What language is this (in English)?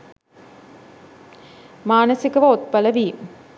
Sinhala